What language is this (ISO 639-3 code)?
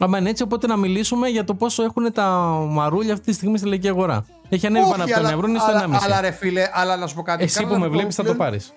ell